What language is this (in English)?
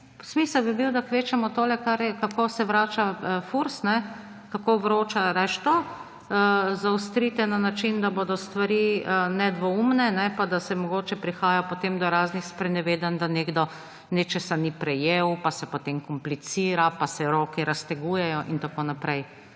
Slovenian